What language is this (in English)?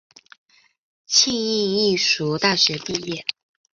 Chinese